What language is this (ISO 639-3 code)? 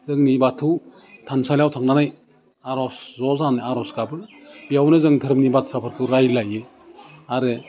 brx